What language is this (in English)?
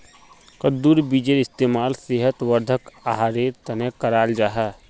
Magahi